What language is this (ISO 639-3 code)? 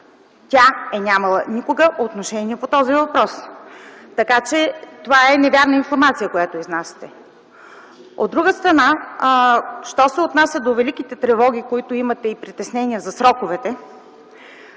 bul